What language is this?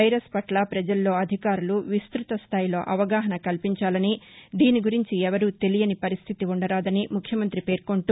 Telugu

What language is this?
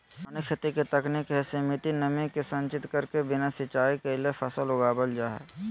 Magahi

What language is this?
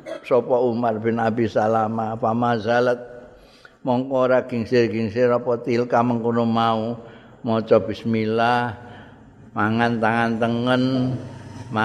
Indonesian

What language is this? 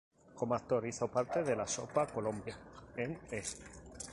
Spanish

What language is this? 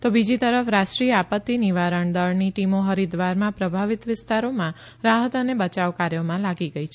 Gujarati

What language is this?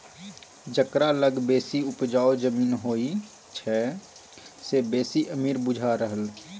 Maithili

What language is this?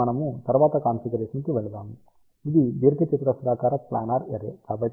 Telugu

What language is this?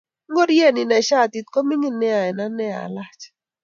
Kalenjin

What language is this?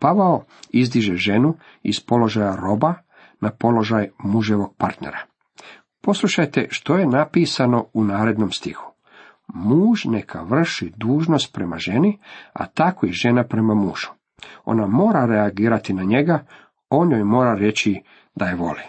Croatian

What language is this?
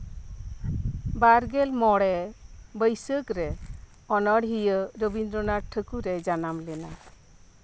Santali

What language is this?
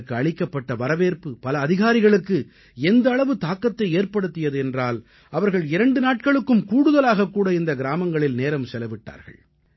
Tamil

